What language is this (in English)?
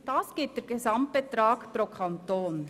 Swiss German